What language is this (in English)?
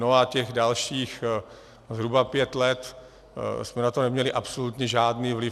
Czech